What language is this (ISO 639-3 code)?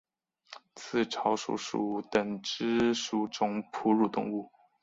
zho